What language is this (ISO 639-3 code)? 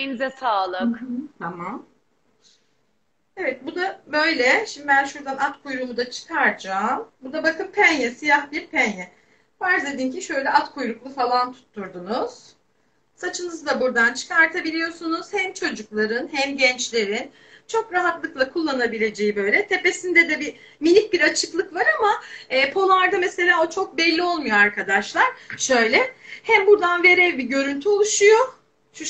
tur